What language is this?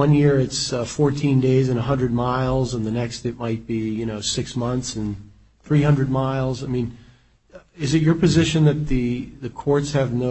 English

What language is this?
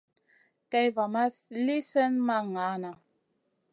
Masana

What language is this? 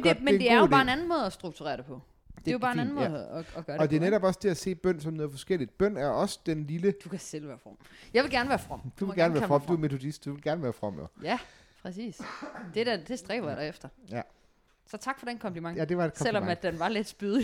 Danish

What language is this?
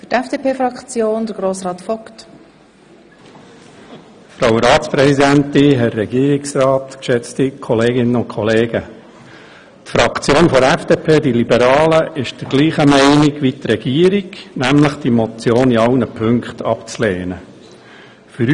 Swiss German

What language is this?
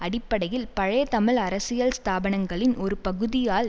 Tamil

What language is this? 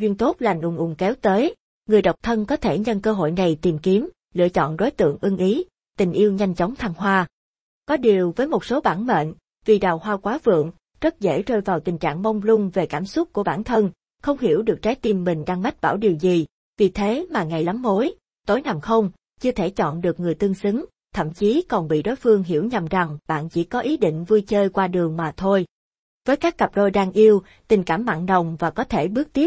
Vietnamese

